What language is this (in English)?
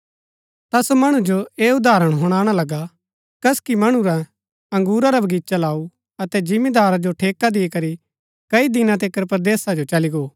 Gaddi